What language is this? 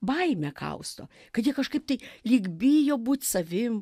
Lithuanian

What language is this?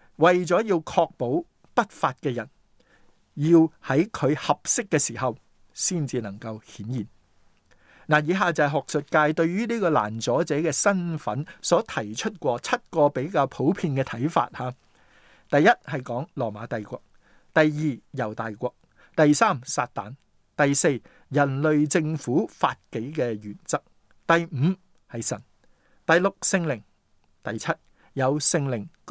Chinese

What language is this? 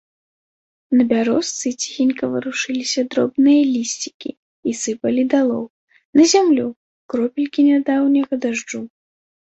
Belarusian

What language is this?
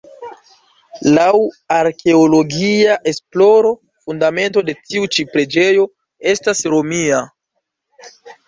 Esperanto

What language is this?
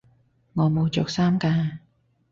Cantonese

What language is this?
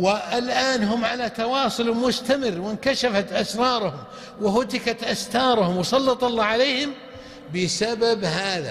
Arabic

